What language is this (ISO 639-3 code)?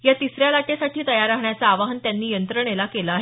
mar